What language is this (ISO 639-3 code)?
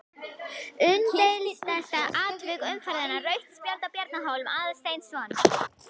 isl